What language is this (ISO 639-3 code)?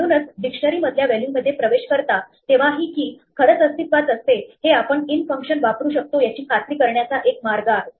mar